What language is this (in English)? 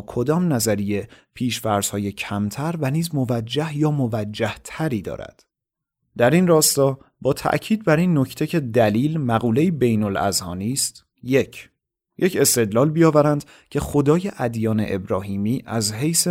Persian